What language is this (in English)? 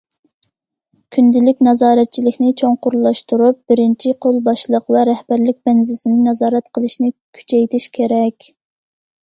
Uyghur